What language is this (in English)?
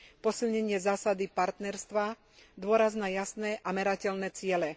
Slovak